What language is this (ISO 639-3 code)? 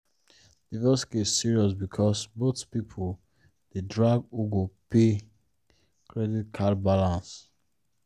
pcm